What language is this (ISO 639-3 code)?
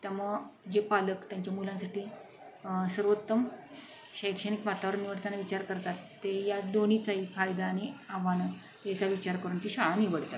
mar